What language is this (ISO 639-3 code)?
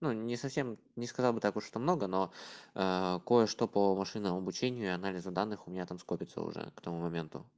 rus